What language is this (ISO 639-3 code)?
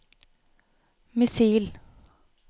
nor